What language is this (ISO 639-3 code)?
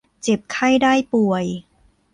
tha